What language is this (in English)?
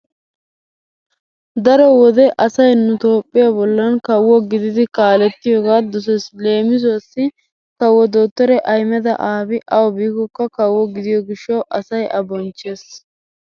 Wolaytta